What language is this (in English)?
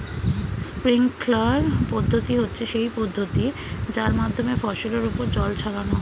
Bangla